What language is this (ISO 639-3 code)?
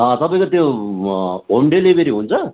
nep